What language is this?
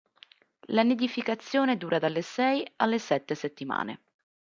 Italian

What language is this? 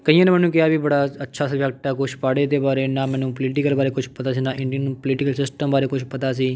Punjabi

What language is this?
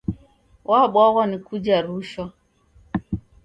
Taita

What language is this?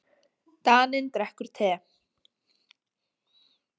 Icelandic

